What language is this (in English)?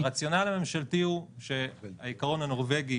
Hebrew